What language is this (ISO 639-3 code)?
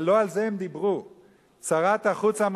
heb